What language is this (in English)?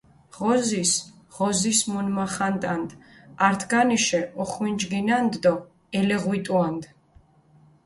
Mingrelian